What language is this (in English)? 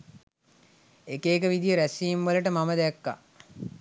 Sinhala